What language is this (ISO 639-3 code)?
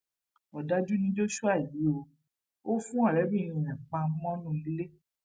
yor